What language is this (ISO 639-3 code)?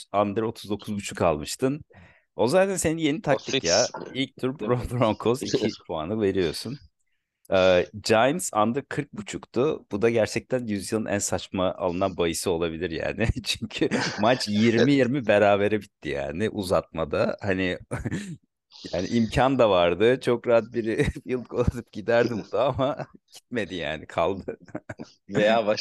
tur